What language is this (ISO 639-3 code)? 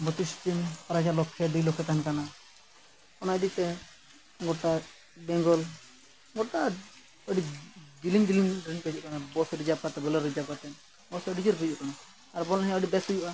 sat